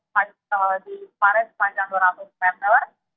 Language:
Indonesian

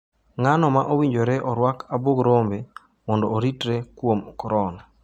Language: Luo (Kenya and Tanzania)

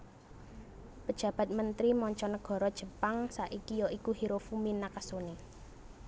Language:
Javanese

